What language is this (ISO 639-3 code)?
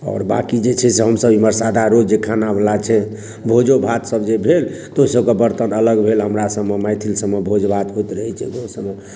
mai